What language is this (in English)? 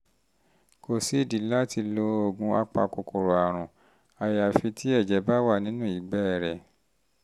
Yoruba